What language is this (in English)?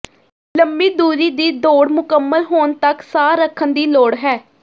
Punjabi